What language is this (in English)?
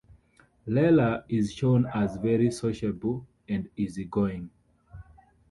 English